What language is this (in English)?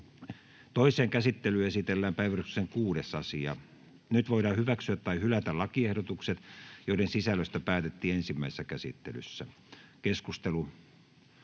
Finnish